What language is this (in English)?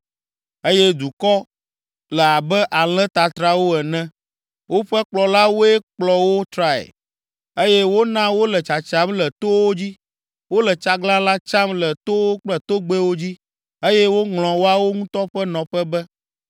Ewe